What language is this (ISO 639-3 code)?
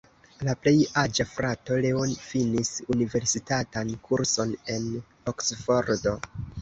epo